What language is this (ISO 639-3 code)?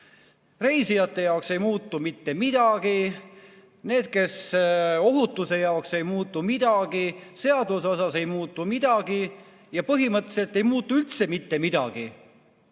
est